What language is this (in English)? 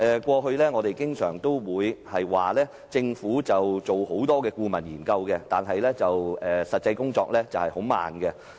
Cantonese